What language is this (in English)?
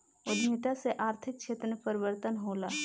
Bhojpuri